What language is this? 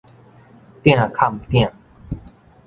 Min Nan Chinese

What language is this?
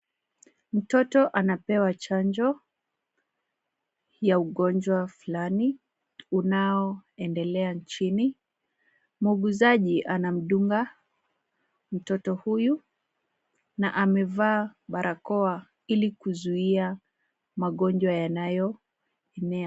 Swahili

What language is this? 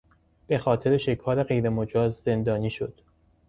Persian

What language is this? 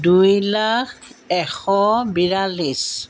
Assamese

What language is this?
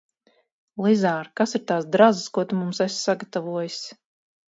Latvian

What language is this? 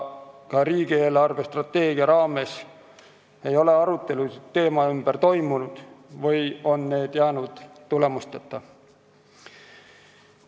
Estonian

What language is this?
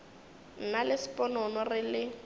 Northern Sotho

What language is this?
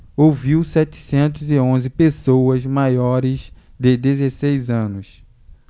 Portuguese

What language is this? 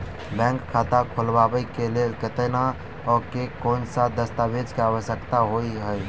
Maithili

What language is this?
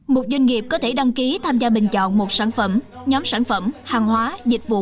Vietnamese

